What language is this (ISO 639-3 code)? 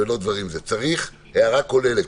heb